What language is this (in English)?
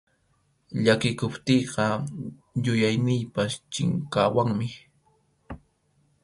Arequipa-La Unión Quechua